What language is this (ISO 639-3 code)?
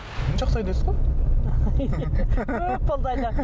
kaz